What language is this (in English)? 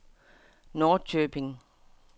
Danish